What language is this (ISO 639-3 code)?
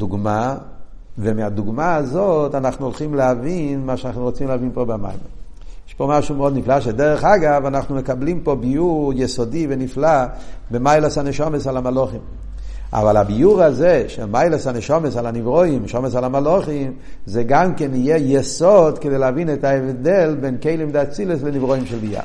heb